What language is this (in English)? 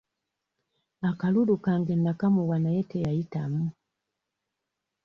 Ganda